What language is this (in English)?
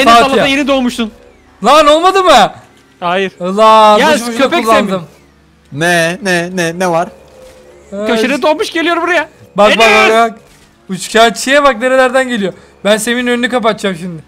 Turkish